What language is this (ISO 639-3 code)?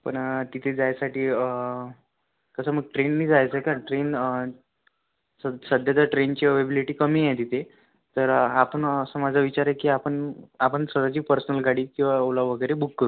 mar